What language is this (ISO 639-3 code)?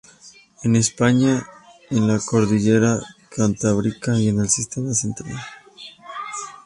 spa